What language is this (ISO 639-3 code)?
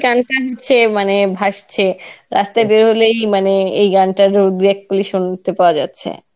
ben